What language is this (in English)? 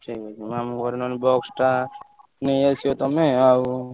Odia